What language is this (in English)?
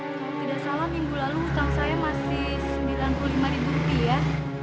Indonesian